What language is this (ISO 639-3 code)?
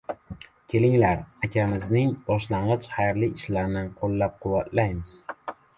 uzb